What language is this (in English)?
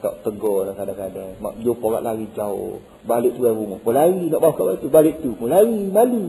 Malay